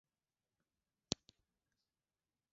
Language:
Swahili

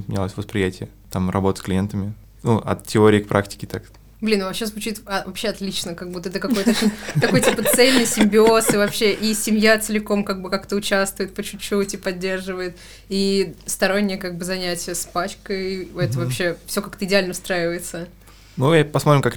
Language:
Russian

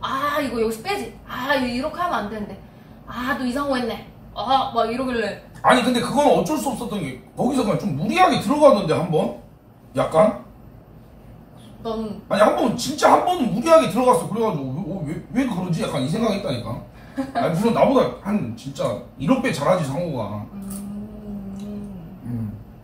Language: Korean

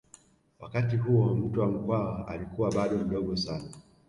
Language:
Swahili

